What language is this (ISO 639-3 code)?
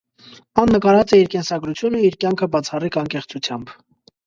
hye